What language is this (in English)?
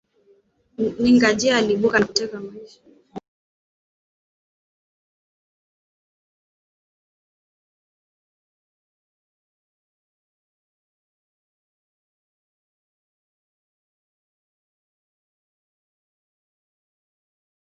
Swahili